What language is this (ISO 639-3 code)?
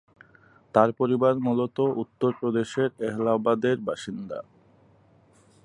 ben